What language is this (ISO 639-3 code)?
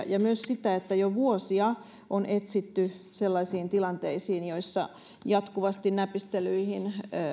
fin